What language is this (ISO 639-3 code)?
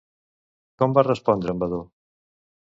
cat